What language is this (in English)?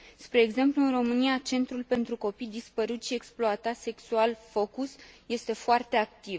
Romanian